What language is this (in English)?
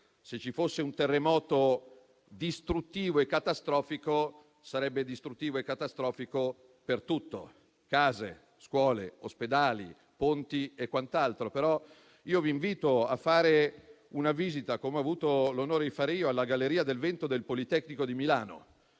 Italian